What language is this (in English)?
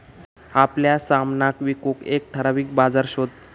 Marathi